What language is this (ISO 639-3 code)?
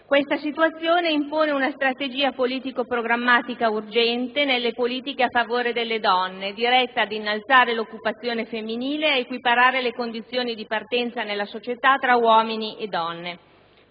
ita